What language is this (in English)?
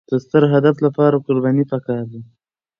Pashto